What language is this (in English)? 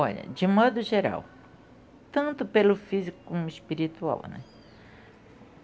Portuguese